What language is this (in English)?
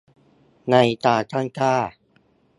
Thai